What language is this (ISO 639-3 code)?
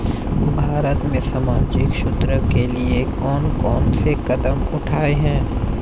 hin